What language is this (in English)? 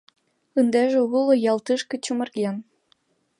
Mari